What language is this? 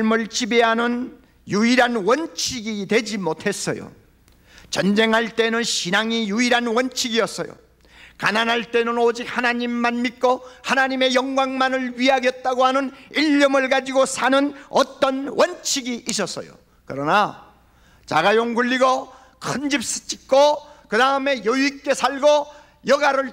Korean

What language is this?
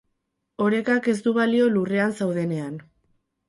Basque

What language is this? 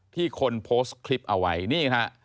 Thai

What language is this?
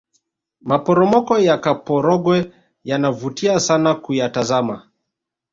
Swahili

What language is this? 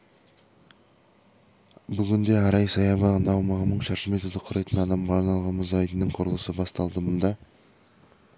Kazakh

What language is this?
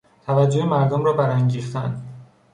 Persian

